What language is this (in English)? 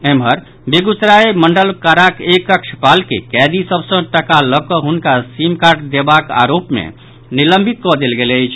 Maithili